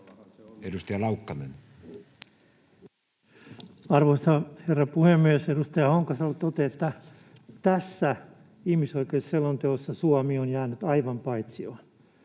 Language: Finnish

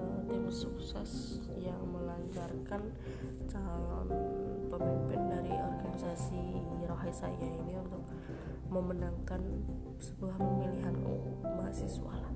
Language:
Indonesian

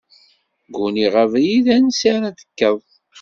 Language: Kabyle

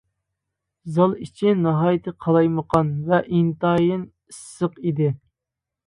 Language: Uyghur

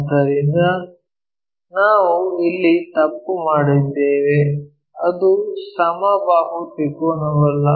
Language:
Kannada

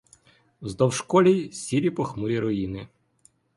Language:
Ukrainian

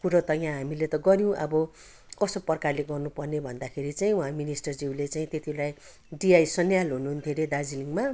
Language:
Nepali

